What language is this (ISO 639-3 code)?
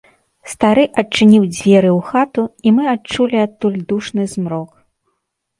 bel